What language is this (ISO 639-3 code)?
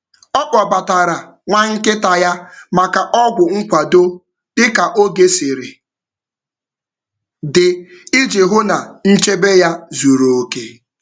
ibo